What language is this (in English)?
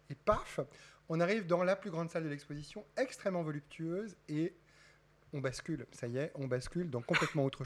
French